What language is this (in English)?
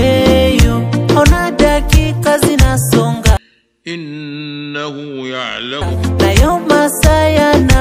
Arabic